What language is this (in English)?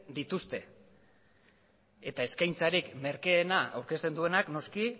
Basque